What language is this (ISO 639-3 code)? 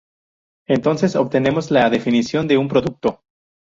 spa